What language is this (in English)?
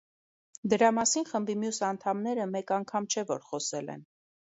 Armenian